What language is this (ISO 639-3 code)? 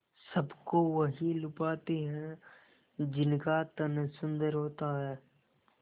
hin